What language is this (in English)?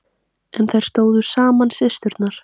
Icelandic